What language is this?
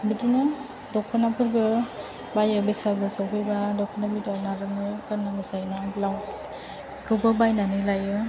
Bodo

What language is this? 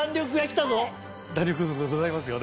Japanese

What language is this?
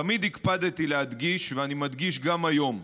Hebrew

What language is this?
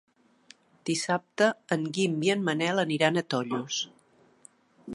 Catalan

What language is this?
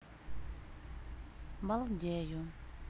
Russian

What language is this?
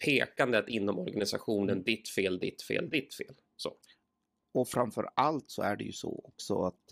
Swedish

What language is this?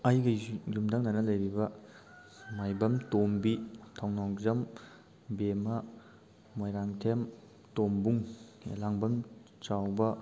Manipuri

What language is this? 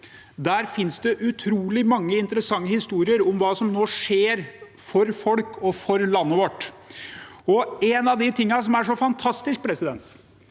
Norwegian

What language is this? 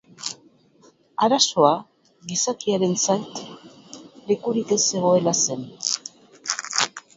Basque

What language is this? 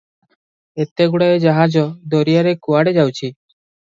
Odia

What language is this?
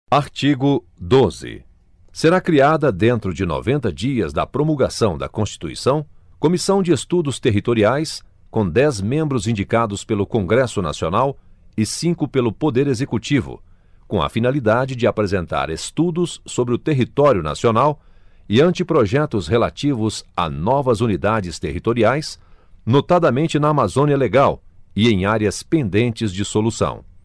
Portuguese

